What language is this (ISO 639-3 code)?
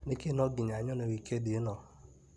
kik